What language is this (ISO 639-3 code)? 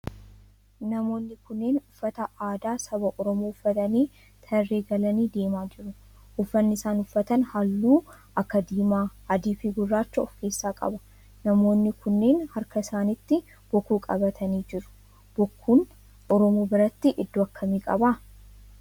orm